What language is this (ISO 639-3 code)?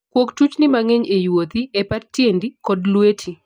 luo